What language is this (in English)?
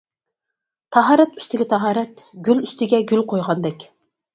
Uyghur